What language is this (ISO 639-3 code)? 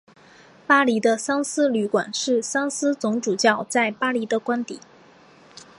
zho